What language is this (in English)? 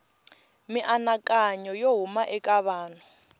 Tsonga